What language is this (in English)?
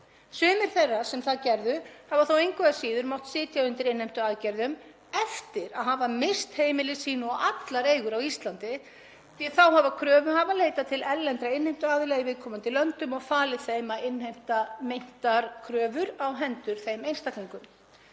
Icelandic